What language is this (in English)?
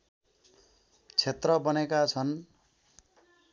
Nepali